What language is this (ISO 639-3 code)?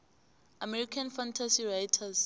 nbl